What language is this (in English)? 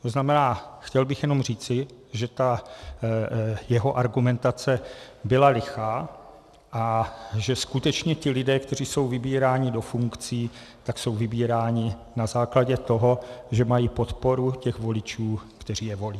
Czech